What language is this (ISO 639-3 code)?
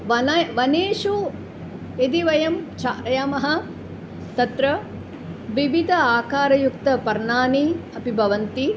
san